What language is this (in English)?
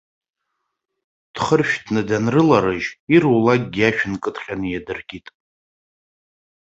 Abkhazian